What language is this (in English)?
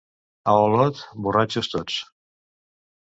Catalan